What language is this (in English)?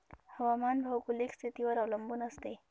Marathi